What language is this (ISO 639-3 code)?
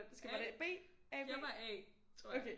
dan